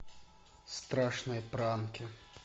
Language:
Russian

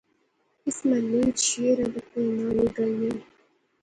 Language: Pahari-Potwari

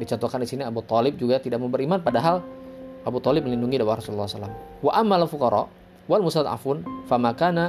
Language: Indonesian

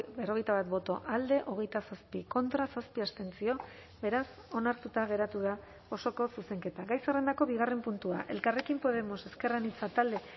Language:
Basque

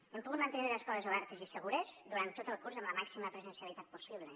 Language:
Catalan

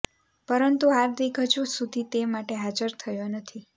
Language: Gujarati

